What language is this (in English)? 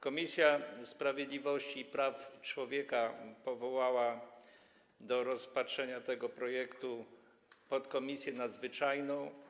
Polish